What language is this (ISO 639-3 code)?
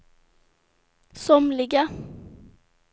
swe